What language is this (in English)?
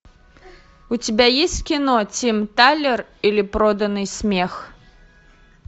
Russian